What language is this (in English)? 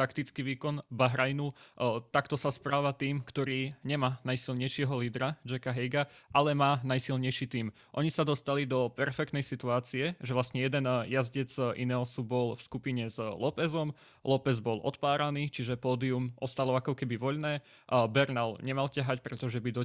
Slovak